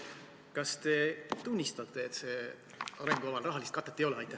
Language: Estonian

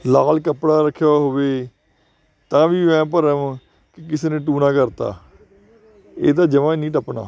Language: Punjabi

